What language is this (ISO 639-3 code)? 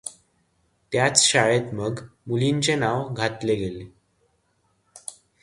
mar